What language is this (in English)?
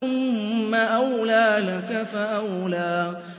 Arabic